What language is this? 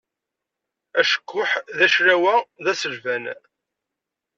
Kabyle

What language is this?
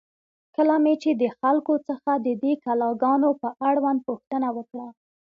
Pashto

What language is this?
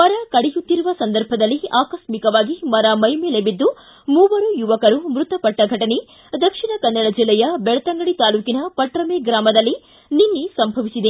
Kannada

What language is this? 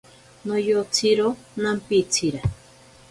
Ashéninka Perené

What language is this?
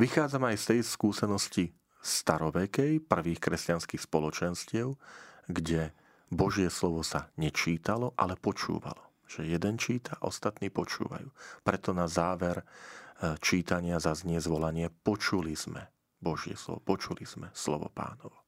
Slovak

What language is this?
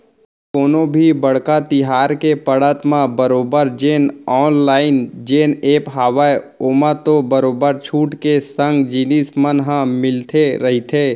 Chhattisgarhi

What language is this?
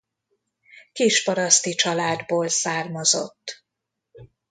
Hungarian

